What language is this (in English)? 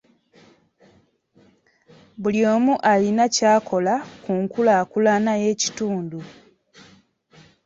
Ganda